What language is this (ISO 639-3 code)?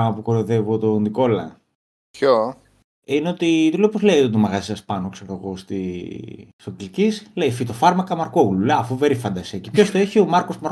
ell